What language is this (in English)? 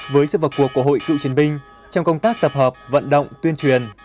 Vietnamese